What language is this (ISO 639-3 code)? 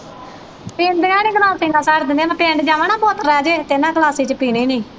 pan